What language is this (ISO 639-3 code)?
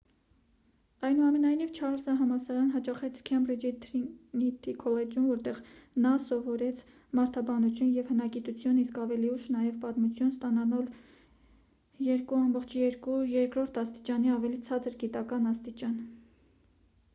hye